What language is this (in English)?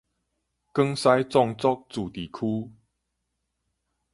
Min Nan Chinese